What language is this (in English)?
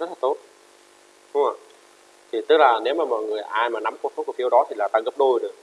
Vietnamese